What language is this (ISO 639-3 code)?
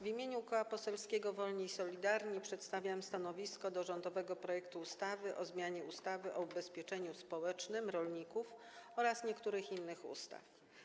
pol